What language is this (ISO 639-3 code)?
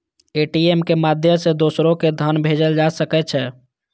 mai